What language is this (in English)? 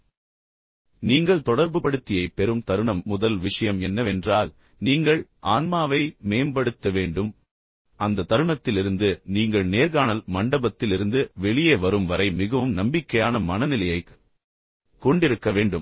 Tamil